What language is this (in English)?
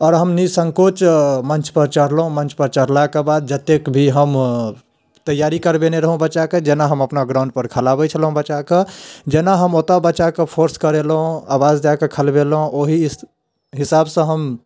Maithili